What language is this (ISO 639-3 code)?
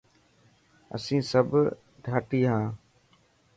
mki